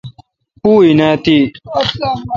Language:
Kalkoti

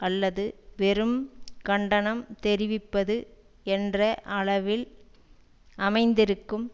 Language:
Tamil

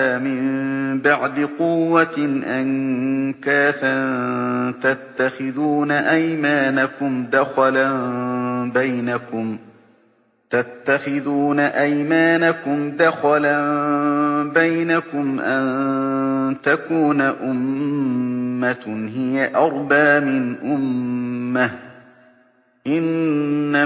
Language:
Arabic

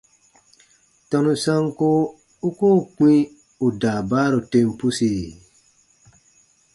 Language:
Baatonum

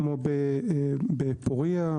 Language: Hebrew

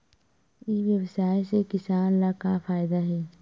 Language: Chhattisgarhi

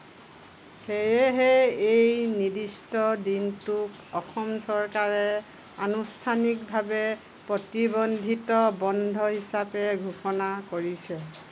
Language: Assamese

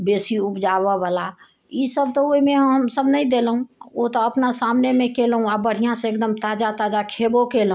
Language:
Maithili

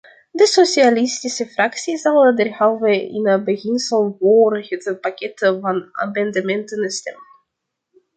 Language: Dutch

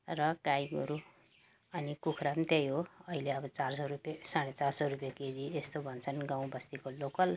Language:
Nepali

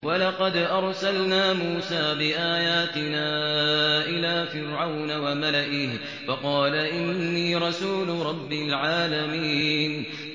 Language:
Arabic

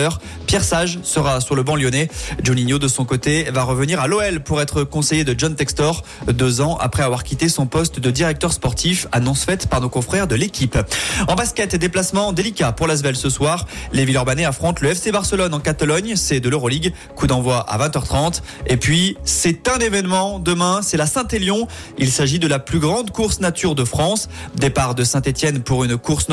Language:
French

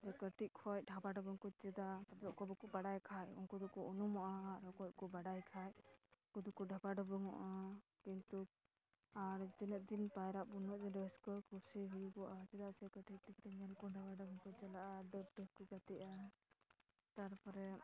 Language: Santali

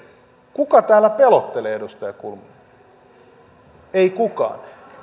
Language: Finnish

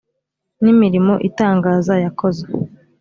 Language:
Kinyarwanda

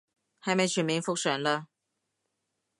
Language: Cantonese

